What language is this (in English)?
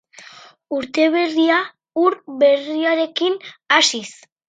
Basque